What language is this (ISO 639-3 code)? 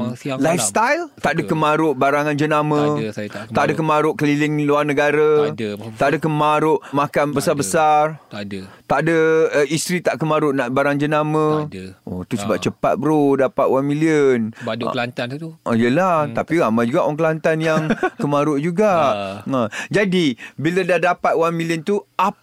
msa